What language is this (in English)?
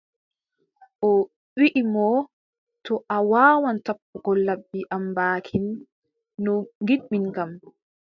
Adamawa Fulfulde